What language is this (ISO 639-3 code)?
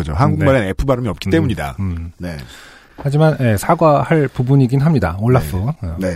kor